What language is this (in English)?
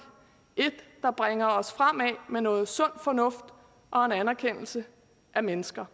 Danish